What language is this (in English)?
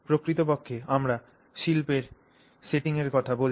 Bangla